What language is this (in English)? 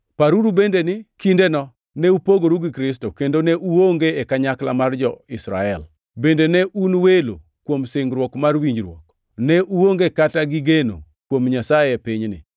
Luo (Kenya and Tanzania)